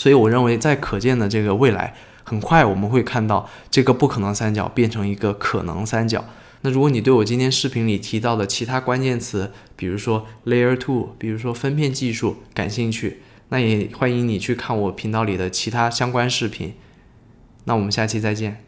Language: Chinese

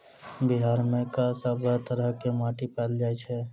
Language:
Maithili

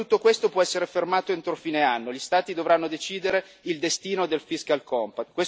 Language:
Italian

